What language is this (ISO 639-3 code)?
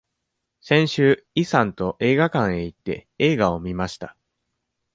jpn